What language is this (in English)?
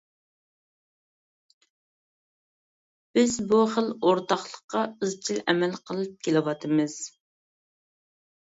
Uyghur